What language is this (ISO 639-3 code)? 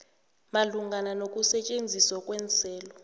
nbl